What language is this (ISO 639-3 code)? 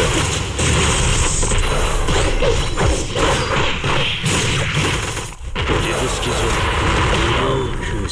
jpn